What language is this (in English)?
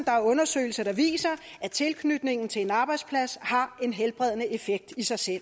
Danish